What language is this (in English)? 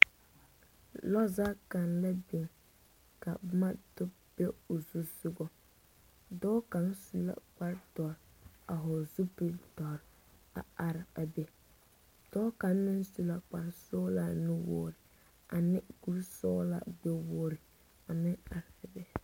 Southern Dagaare